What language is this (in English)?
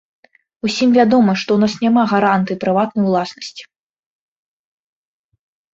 Belarusian